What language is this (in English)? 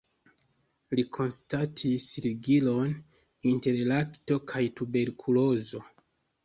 Esperanto